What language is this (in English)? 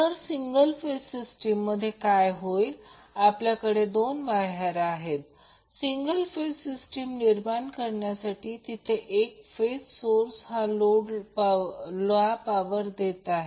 Marathi